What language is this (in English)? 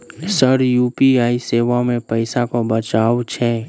Maithili